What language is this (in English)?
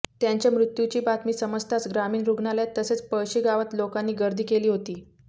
Marathi